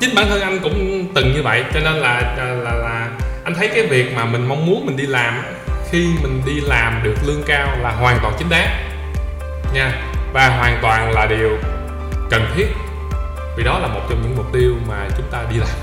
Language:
Vietnamese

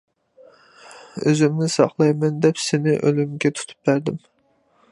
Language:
Uyghur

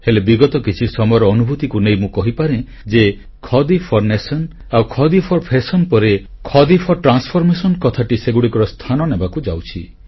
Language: Odia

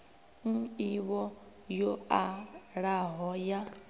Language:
Venda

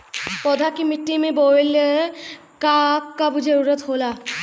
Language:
Bhojpuri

